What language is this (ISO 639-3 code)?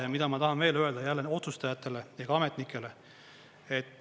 est